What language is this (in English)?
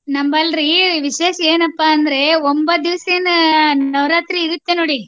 Kannada